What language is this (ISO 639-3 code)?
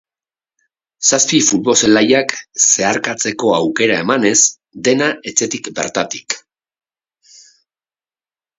eus